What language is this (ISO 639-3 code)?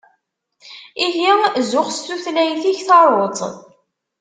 kab